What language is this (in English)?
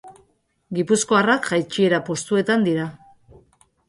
Basque